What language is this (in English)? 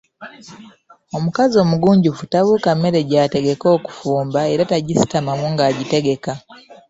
Ganda